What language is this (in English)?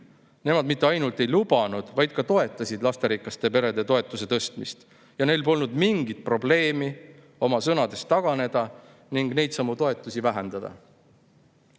Estonian